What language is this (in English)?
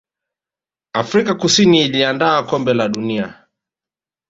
Swahili